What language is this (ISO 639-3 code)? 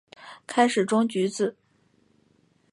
zho